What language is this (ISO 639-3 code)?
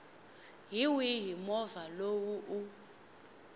tso